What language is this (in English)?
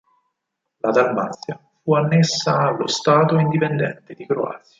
Italian